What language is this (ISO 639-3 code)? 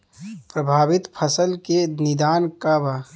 bho